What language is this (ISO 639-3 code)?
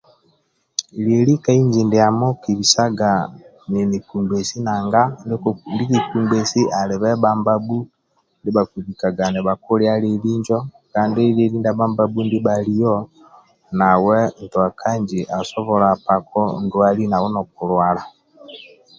rwm